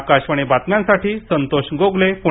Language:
Marathi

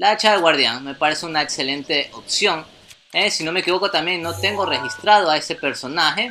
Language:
Spanish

